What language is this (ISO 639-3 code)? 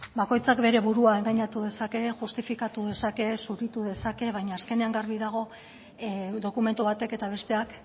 eus